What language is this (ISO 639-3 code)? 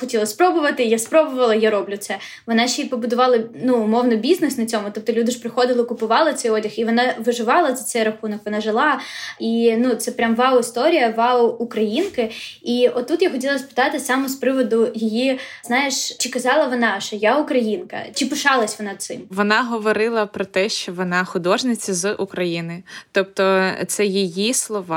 ukr